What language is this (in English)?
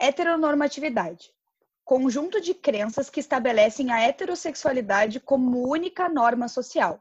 Portuguese